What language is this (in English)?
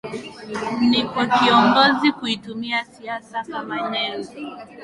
Swahili